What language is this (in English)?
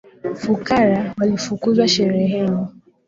Swahili